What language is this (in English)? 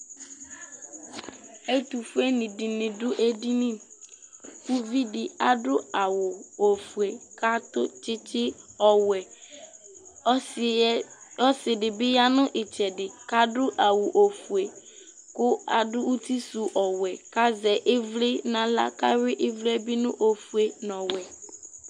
Ikposo